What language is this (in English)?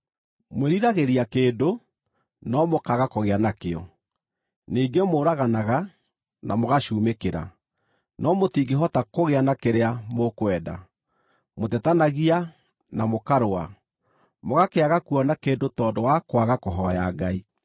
Kikuyu